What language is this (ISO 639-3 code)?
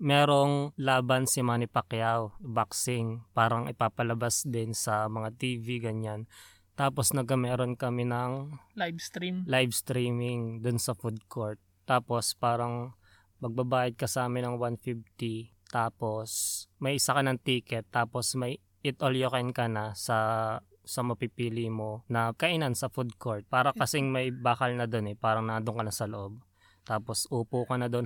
fil